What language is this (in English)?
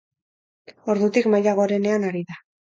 Basque